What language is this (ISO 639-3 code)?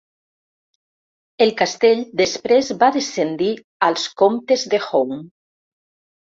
cat